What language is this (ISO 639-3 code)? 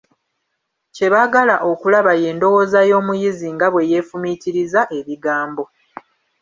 lug